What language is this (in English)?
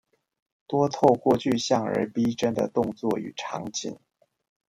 Chinese